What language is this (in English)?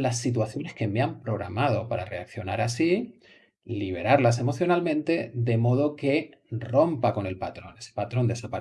Spanish